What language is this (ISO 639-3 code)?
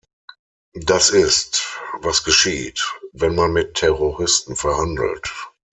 deu